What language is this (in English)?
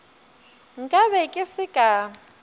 Northern Sotho